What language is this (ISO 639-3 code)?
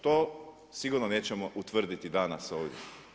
hrv